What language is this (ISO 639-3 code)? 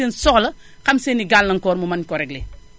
wol